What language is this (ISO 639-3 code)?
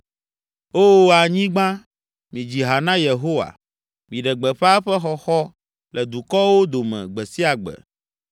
ewe